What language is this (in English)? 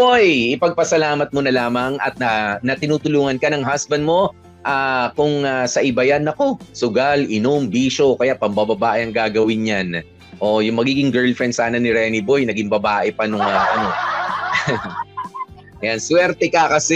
Filipino